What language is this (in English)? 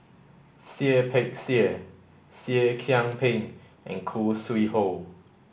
English